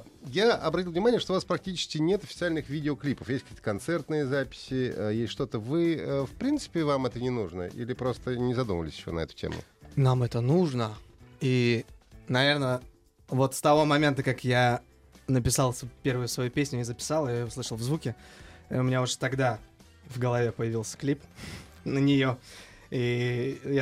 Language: Russian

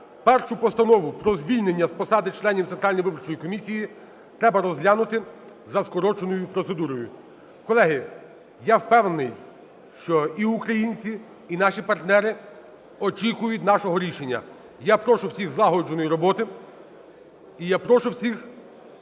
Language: Ukrainian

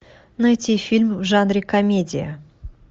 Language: Russian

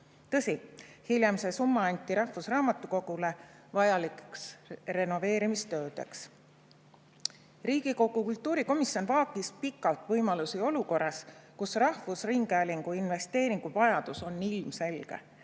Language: Estonian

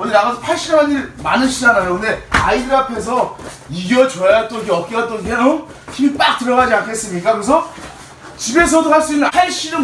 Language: Korean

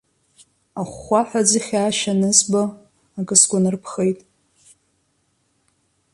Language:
Abkhazian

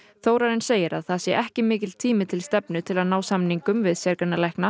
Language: Icelandic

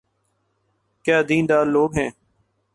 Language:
Urdu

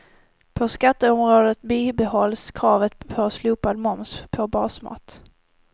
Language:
Swedish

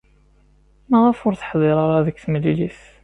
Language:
Kabyle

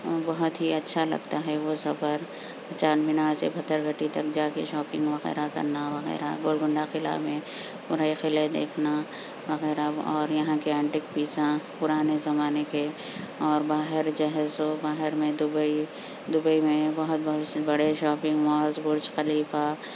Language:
Urdu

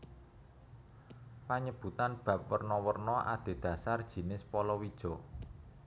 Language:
Javanese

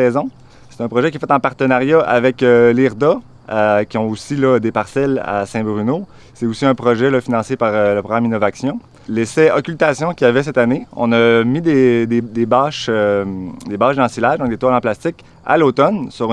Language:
French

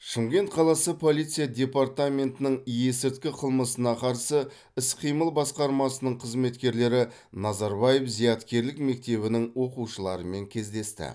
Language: Kazakh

